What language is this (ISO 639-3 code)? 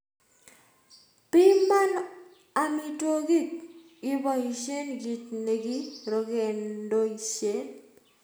kln